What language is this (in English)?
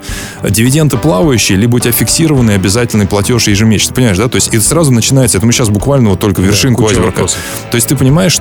Russian